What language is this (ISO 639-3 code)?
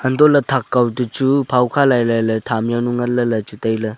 nnp